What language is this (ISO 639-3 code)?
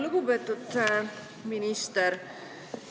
est